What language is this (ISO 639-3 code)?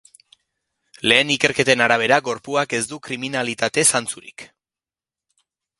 eus